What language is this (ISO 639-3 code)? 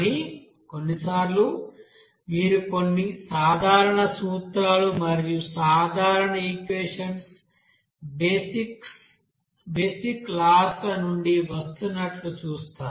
tel